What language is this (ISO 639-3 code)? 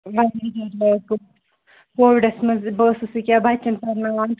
kas